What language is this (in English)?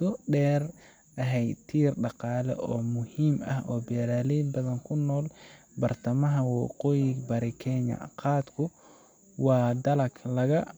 Somali